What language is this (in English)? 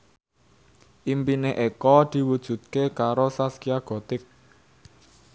Javanese